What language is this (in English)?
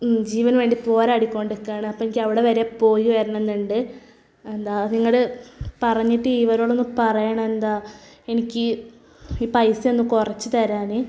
Malayalam